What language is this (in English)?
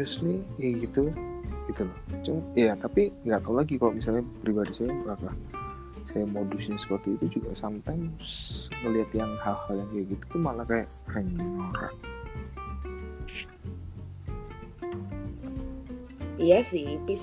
Indonesian